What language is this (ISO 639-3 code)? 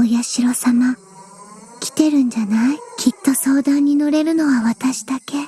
jpn